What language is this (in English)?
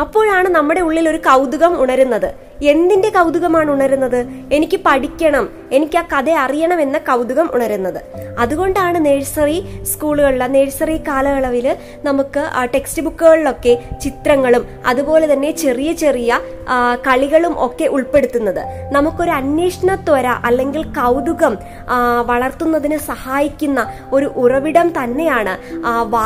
Malayalam